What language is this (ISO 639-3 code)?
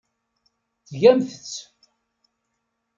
kab